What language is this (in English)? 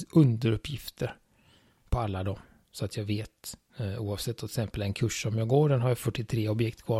Swedish